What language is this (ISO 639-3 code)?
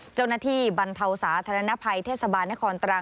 tha